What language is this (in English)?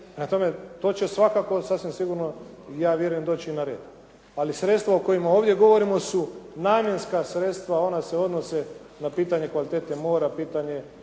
Croatian